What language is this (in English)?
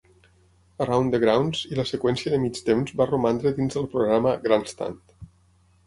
Catalan